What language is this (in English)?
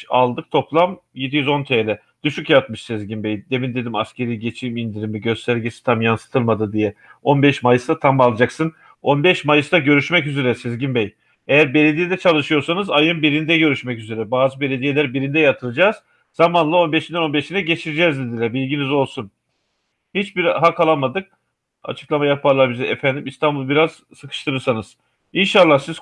Turkish